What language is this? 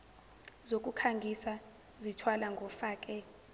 Zulu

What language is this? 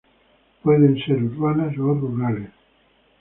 Spanish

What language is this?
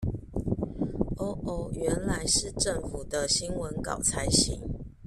Chinese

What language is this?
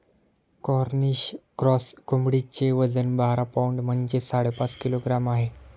Marathi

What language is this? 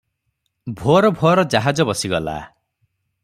Odia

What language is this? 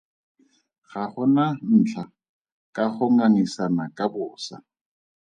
Tswana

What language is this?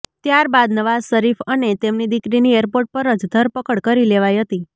Gujarati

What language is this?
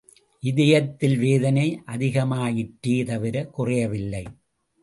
Tamil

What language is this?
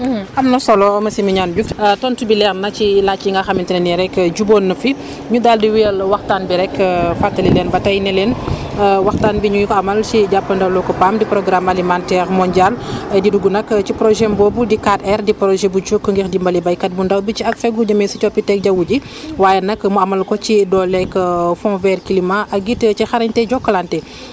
Wolof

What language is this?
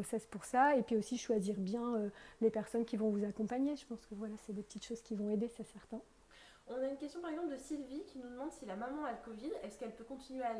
French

